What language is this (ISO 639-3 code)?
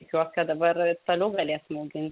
lit